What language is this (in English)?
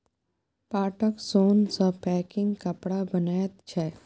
Maithili